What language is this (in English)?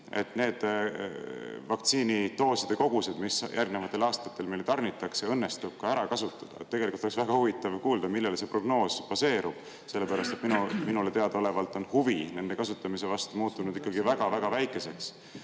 Estonian